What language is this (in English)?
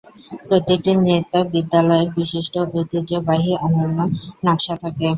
Bangla